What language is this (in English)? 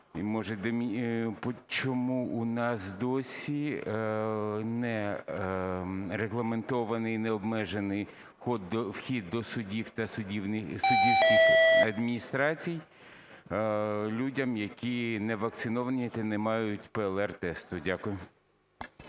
Ukrainian